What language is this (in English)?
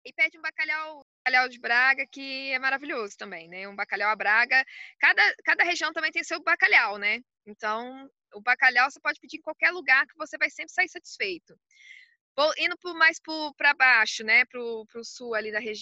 Portuguese